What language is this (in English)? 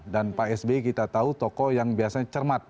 Indonesian